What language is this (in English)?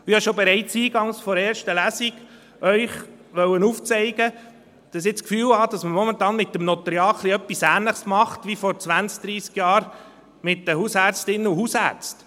Swiss German